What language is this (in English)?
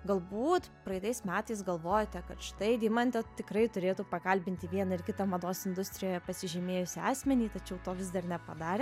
Lithuanian